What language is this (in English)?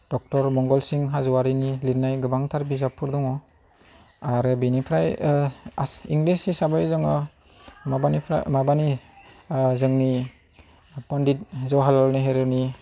Bodo